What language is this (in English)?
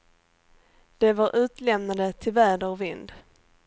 Swedish